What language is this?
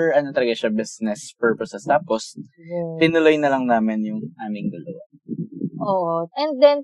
Filipino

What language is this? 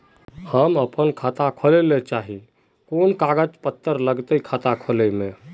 Magahi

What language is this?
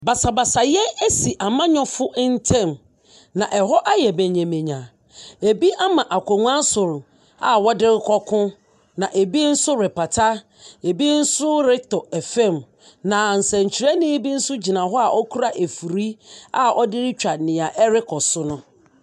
Akan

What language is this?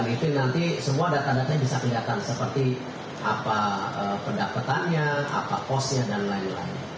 Indonesian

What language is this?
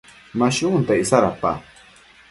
Matsés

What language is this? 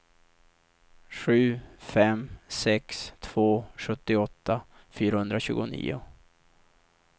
Swedish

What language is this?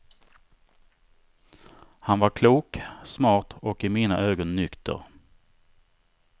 Swedish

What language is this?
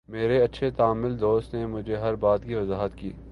Urdu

